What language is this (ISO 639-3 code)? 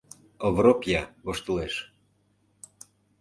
chm